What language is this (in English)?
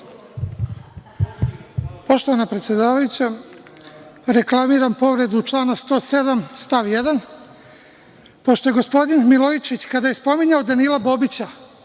Serbian